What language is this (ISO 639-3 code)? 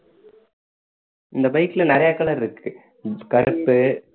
tam